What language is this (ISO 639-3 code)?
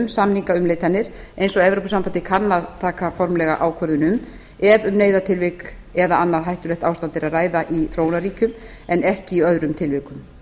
isl